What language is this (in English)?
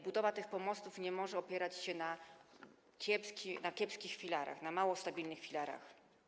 Polish